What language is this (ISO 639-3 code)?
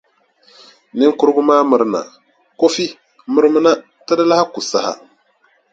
dag